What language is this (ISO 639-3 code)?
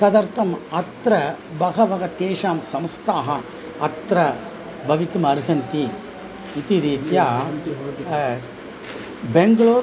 san